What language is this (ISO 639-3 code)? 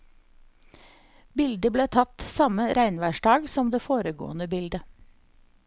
nor